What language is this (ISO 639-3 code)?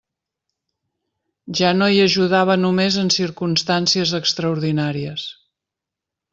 cat